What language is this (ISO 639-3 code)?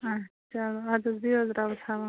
kas